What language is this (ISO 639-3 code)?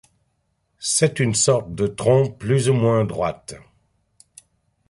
fra